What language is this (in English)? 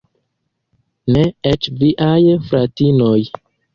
Esperanto